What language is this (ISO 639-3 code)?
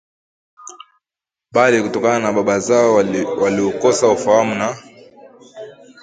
swa